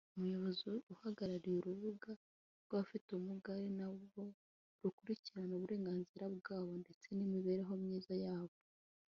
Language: Kinyarwanda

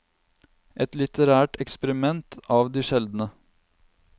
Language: Norwegian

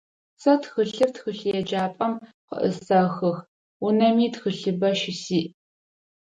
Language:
Adyghe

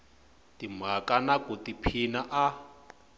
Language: Tsonga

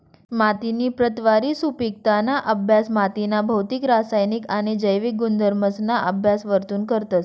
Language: Marathi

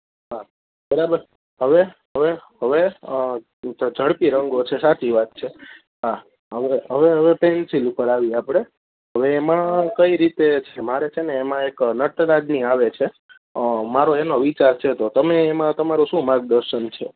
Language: Gujarati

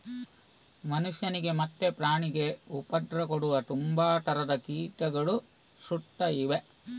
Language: Kannada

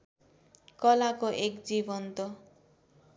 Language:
Nepali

